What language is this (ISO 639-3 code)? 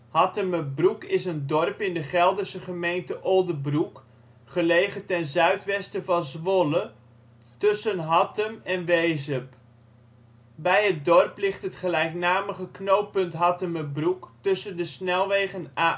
nld